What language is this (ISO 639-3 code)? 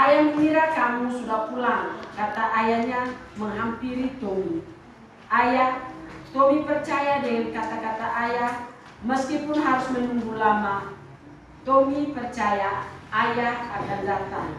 ind